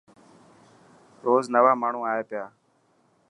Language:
Dhatki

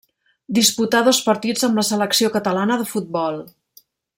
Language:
Catalan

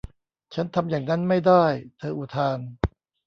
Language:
Thai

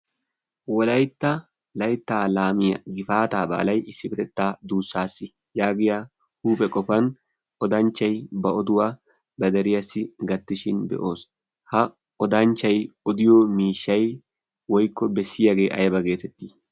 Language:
Wolaytta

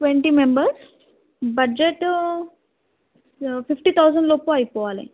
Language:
Telugu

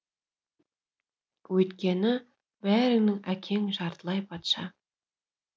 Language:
Kazakh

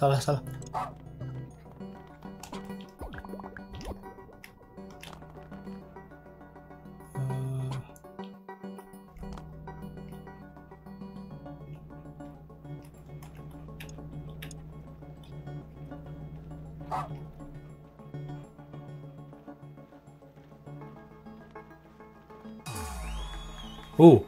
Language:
Indonesian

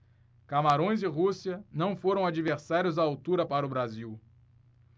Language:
Portuguese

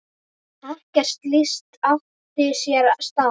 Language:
Icelandic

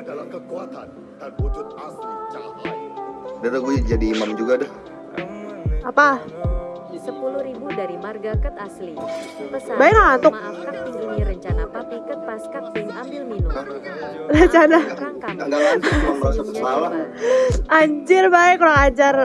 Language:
Indonesian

